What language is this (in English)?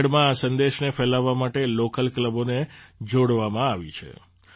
Gujarati